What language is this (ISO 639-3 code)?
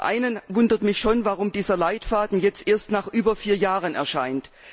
deu